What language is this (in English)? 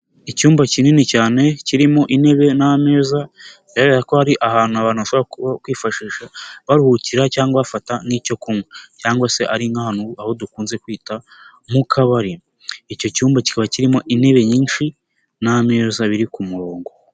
Kinyarwanda